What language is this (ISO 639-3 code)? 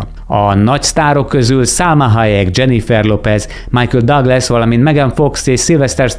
hun